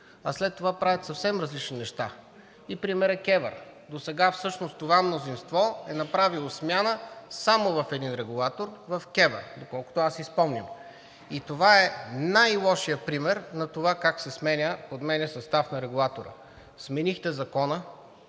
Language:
Bulgarian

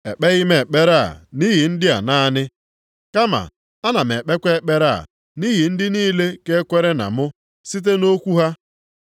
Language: Igbo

